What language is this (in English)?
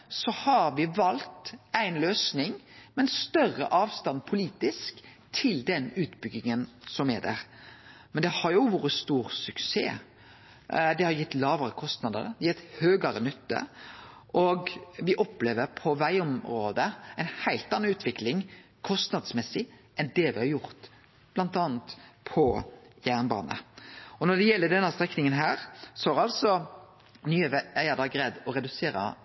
Norwegian Nynorsk